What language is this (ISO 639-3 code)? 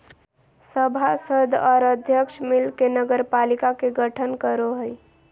mag